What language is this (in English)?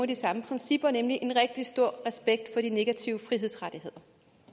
Danish